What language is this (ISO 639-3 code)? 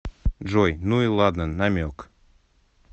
rus